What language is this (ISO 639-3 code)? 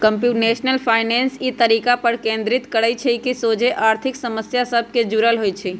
mag